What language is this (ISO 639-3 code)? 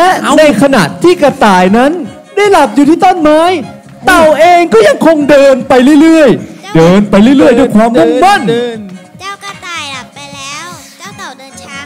tha